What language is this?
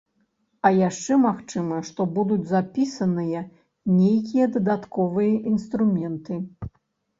Belarusian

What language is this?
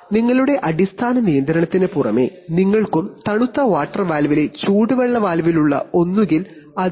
Malayalam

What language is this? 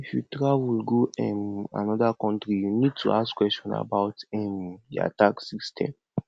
Nigerian Pidgin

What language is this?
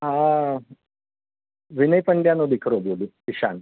Gujarati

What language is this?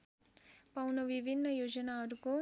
Nepali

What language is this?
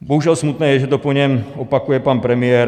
Czech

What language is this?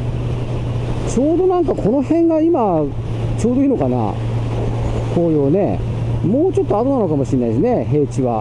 Japanese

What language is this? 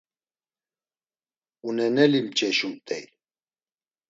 Laz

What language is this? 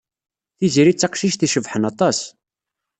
Kabyle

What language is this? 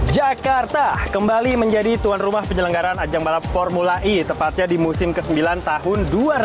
Indonesian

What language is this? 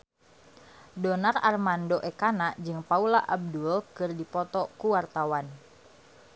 Sundanese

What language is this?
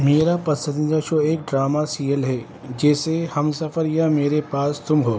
Urdu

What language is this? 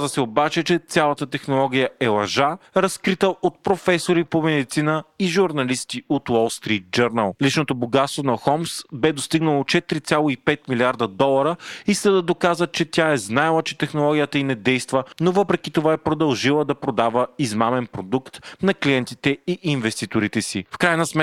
Bulgarian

